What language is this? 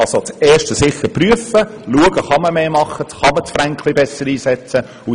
Swiss German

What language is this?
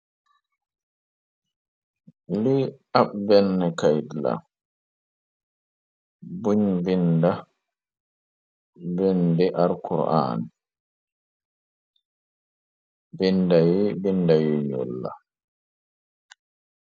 Wolof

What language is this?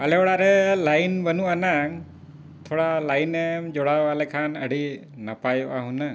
Santali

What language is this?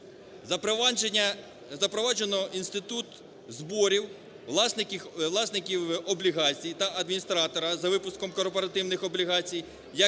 Ukrainian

